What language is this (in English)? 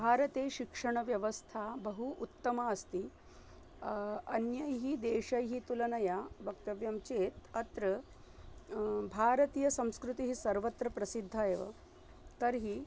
Sanskrit